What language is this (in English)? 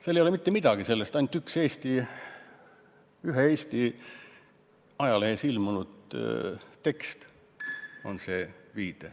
Estonian